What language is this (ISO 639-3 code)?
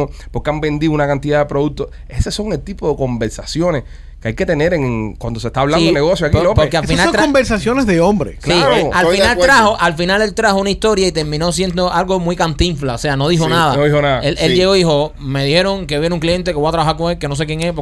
spa